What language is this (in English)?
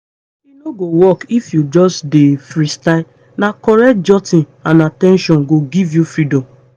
Nigerian Pidgin